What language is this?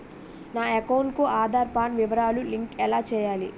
Telugu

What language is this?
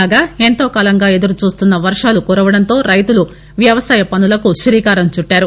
Telugu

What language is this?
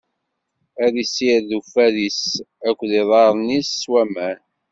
Kabyle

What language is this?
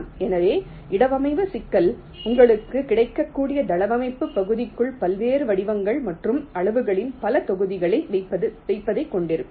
Tamil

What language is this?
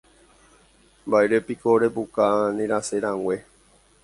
Guarani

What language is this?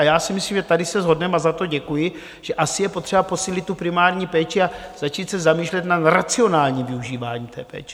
Czech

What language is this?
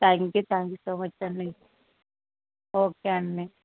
Telugu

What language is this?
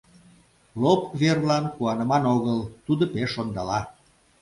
Mari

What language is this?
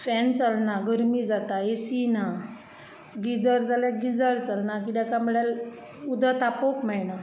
Konkani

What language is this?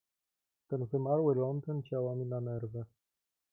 Polish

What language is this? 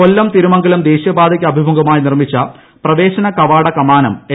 Malayalam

